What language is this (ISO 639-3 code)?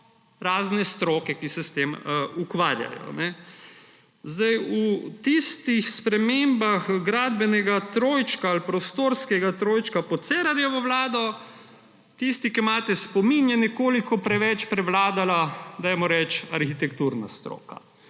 slv